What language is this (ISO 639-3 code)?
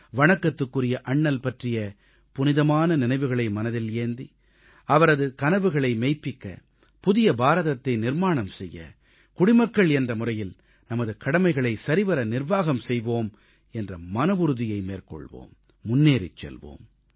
tam